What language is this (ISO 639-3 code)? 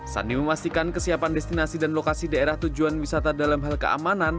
ind